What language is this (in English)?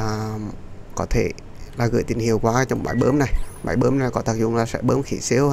Vietnamese